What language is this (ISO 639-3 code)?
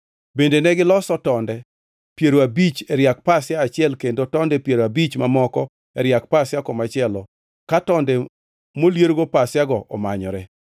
luo